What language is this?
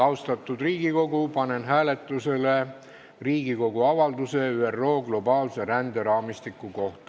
Estonian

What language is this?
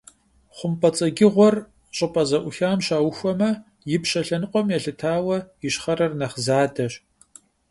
Kabardian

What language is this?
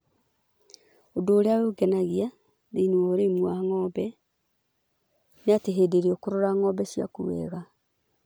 Kikuyu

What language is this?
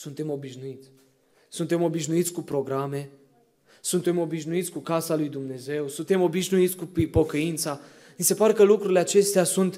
Romanian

